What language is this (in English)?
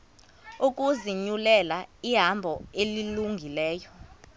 Xhosa